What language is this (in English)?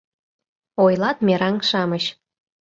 Mari